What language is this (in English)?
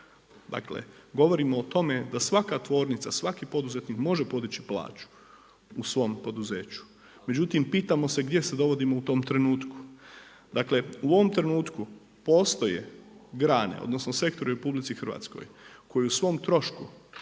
Croatian